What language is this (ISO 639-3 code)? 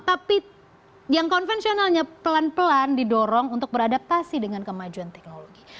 ind